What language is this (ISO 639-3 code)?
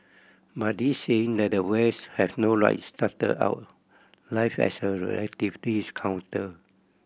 eng